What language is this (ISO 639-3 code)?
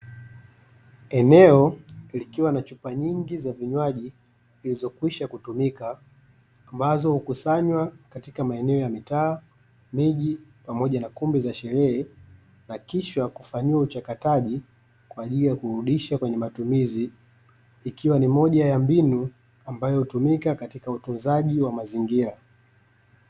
swa